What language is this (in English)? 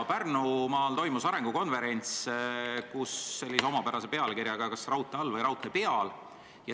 Estonian